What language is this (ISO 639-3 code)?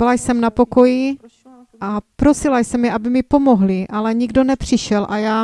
ces